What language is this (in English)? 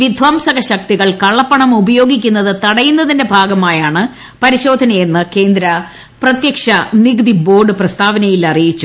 Malayalam